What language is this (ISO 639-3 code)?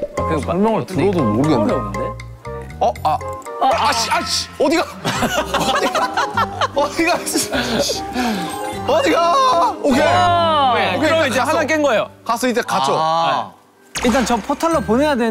kor